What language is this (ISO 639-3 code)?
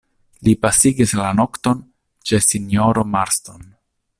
epo